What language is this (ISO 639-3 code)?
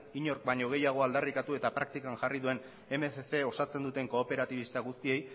eus